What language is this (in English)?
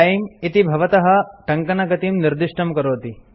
Sanskrit